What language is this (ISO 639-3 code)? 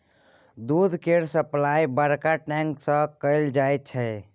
mai